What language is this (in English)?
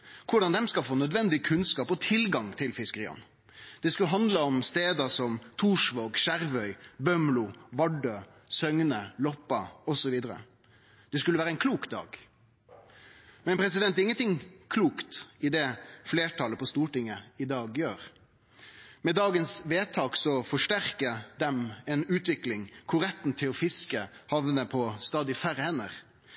Norwegian Nynorsk